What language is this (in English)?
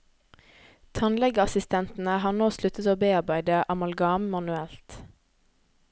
Norwegian